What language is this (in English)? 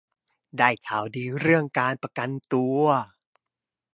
Thai